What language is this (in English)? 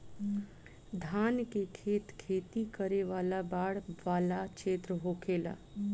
Bhojpuri